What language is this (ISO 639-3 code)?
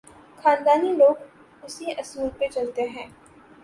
urd